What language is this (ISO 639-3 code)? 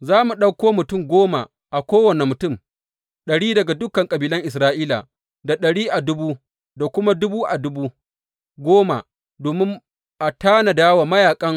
hau